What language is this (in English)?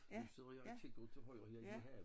Danish